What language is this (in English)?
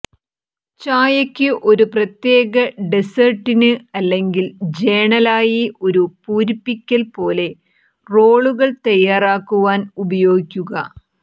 Malayalam